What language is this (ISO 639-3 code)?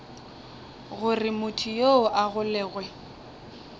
nso